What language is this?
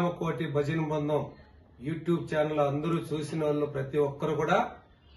Indonesian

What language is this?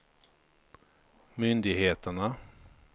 Swedish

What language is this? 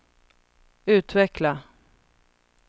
Swedish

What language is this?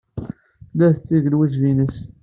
Kabyle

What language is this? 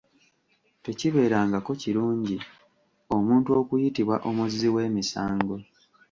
Ganda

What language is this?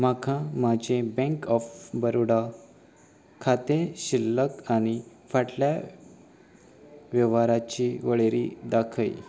Konkani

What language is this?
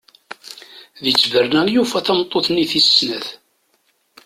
Kabyle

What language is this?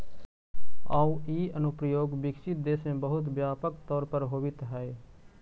Magahi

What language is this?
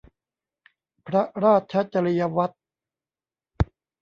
Thai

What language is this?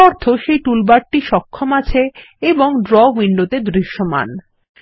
Bangla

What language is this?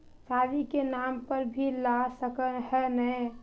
Magahi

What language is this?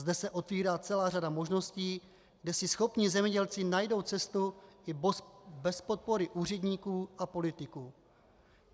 Czech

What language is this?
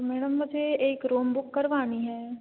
Hindi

